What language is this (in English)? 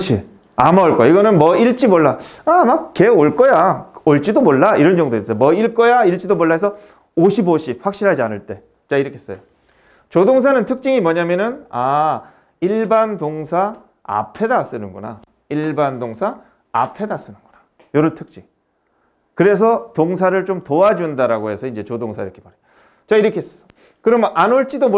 Korean